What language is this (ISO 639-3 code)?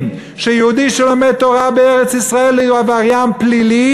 heb